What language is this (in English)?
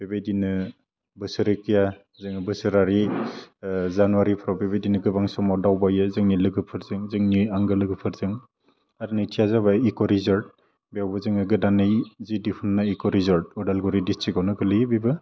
Bodo